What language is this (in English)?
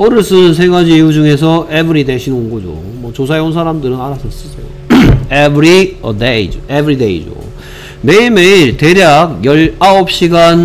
Korean